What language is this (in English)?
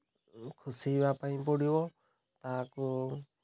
Odia